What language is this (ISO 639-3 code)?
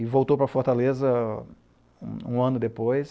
por